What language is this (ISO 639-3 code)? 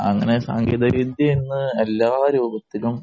mal